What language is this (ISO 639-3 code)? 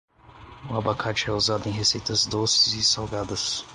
por